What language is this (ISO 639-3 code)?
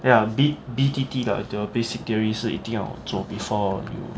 eng